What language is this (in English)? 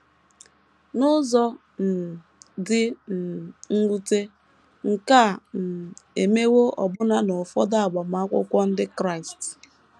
Igbo